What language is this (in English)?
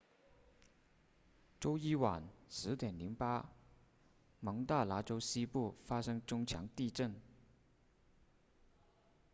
Chinese